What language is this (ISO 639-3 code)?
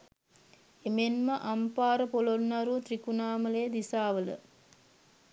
sin